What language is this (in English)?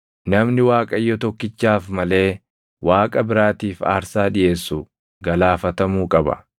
Oromo